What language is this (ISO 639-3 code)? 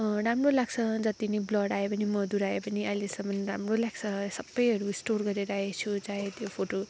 nep